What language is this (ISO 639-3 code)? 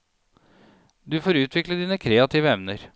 nor